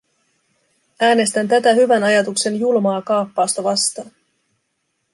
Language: Finnish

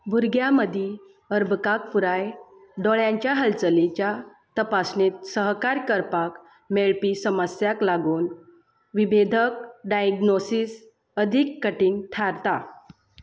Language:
Konkani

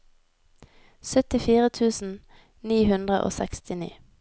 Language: Norwegian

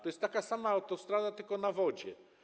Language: Polish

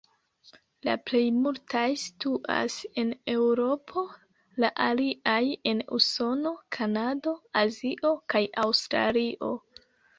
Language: Esperanto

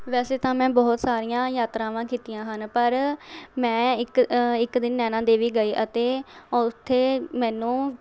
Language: Punjabi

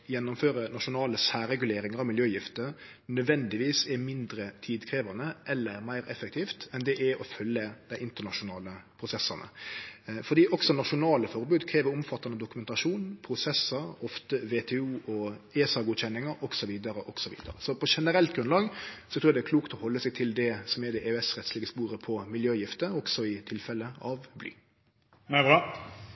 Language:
Norwegian Nynorsk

